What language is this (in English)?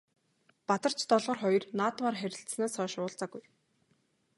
Mongolian